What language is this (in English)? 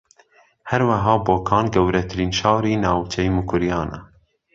Central Kurdish